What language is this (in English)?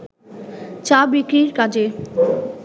Bangla